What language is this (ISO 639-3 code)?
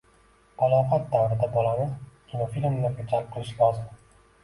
uzb